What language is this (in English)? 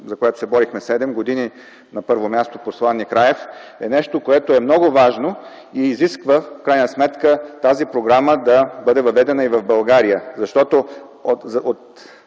Bulgarian